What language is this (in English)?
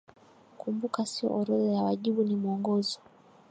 Swahili